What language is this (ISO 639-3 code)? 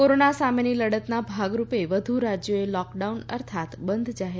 guj